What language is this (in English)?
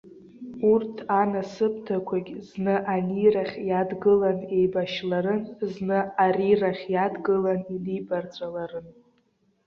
Abkhazian